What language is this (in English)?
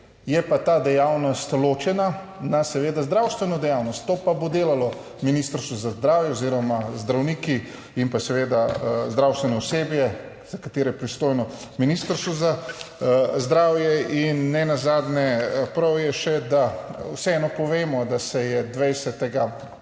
Slovenian